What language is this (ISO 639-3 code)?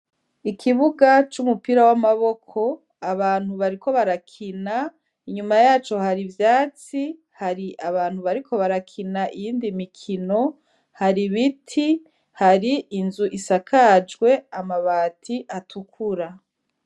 run